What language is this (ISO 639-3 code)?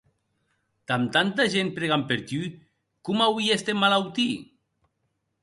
oci